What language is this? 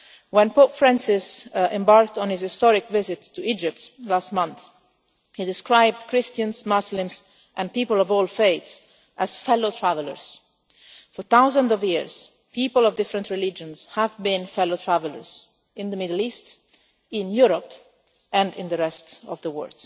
English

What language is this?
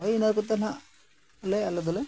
Santali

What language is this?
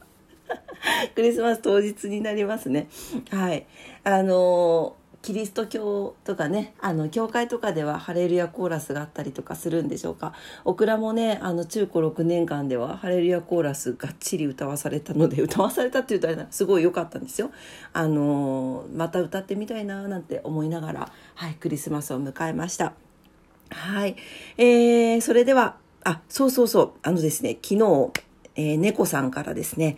Japanese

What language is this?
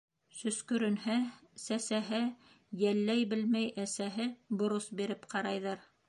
Bashkir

